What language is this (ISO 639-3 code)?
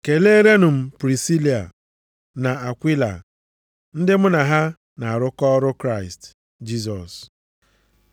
ibo